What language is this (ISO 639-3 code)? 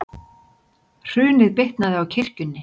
isl